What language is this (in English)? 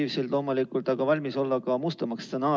Estonian